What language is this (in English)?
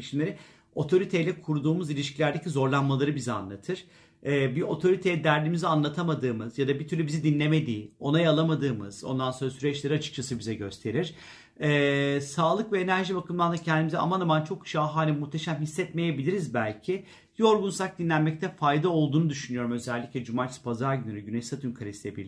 Turkish